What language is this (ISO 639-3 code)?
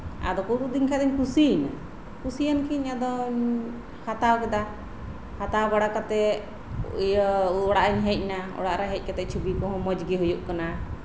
sat